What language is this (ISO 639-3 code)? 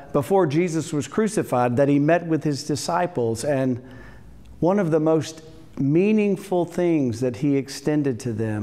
eng